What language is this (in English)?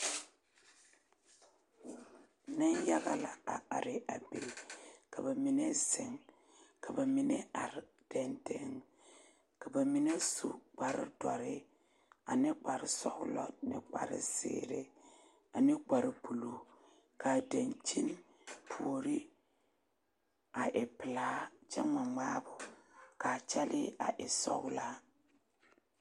Southern Dagaare